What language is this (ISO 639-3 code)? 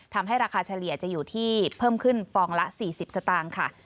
tha